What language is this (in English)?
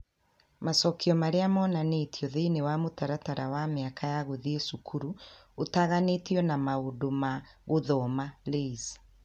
Kikuyu